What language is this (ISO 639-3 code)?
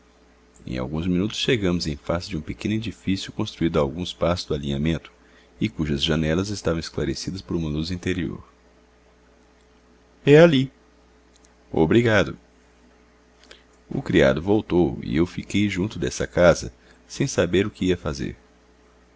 por